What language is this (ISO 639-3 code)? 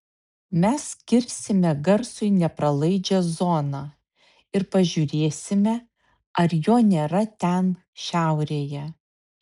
lit